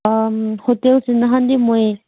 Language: Manipuri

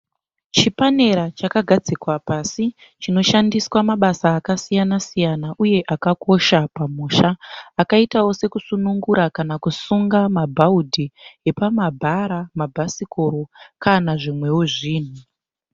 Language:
Shona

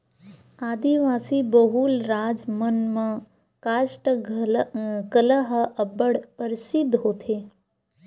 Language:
Chhattisgarhi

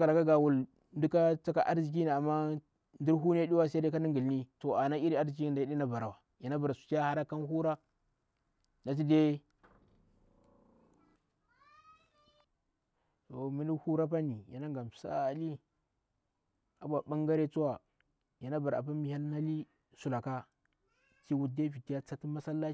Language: Bura-Pabir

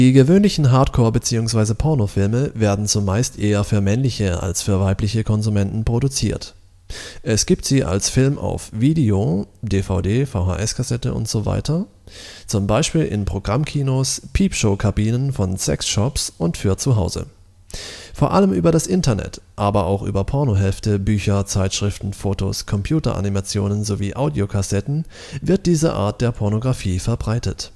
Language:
German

